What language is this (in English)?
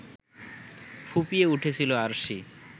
Bangla